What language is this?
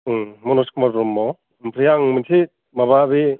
Bodo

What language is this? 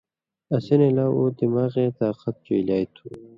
Indus Kohistani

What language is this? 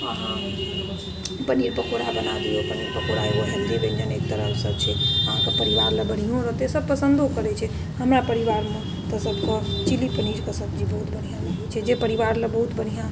Maithili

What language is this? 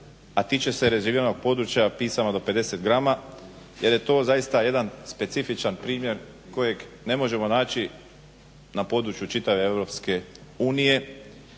Croatian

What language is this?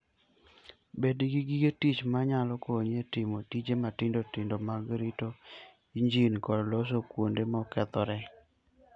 Luo (Kenya and Tanzania)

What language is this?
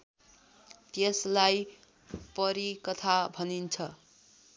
Nepali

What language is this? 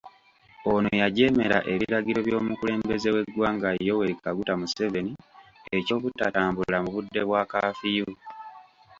Ganda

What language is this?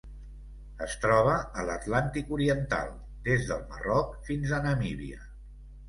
Catalan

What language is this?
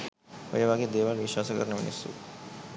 Sinhala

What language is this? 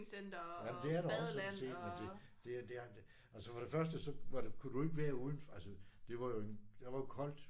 Danish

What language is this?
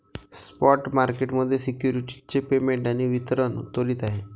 Marathi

